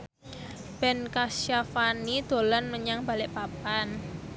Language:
Javanese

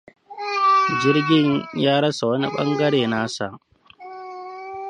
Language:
Hausa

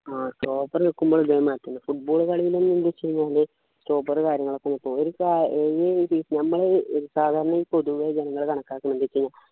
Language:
Malayalam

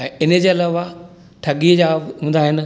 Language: Sindhi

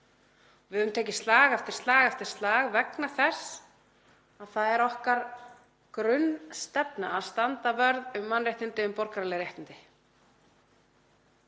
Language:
Icelandic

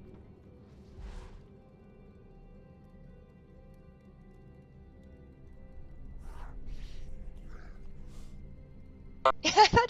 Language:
English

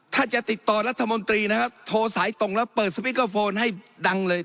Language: Thai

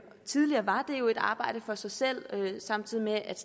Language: Danish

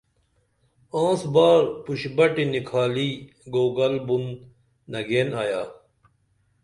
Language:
Dameli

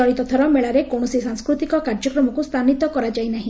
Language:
Odia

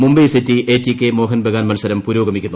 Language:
Malayalam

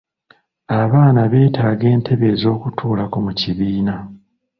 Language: Ganda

